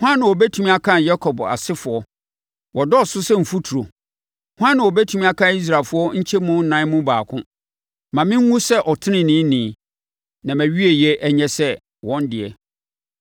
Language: Akan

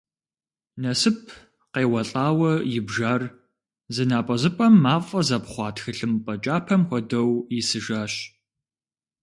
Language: Kabardian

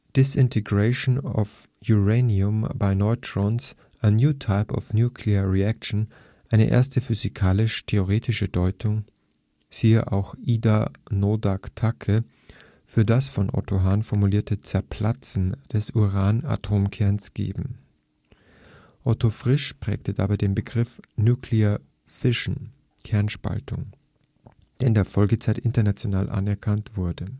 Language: German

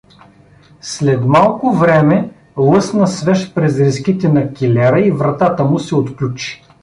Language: Bulgarian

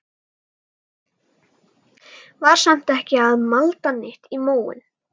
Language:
Icelandic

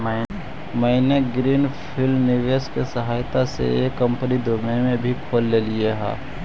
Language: Magahi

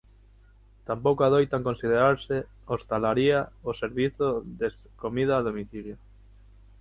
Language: Galician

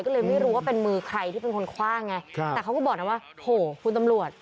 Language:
Thai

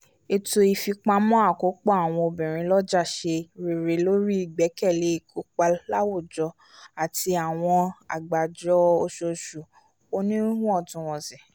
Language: Yoruba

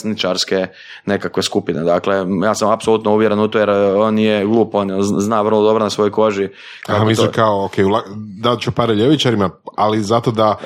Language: Croatian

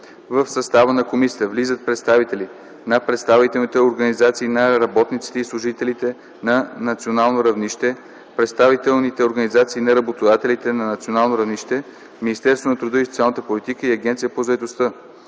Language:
Bulgarian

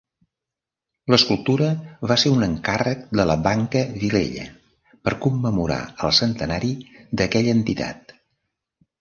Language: Catalan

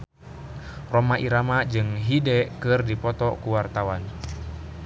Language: Sundanese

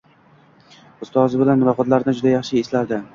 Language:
Uzbek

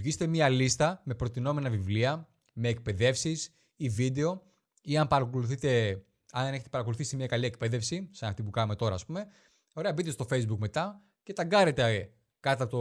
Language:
Greek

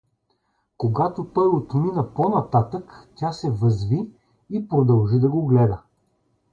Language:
Bulgarian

